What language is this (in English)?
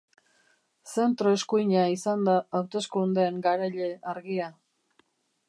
Basque